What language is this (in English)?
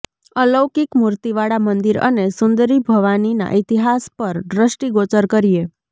Gujarati